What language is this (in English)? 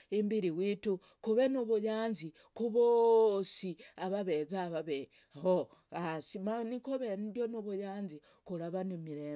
Logooli